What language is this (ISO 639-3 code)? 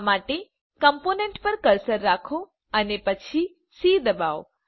guj